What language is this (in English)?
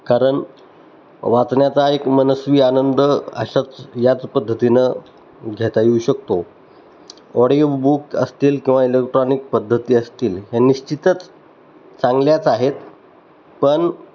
Marathi